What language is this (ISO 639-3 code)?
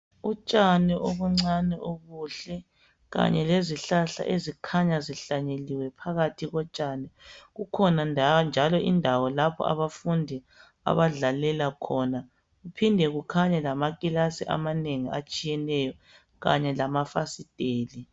nde